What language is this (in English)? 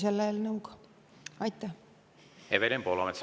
Estonian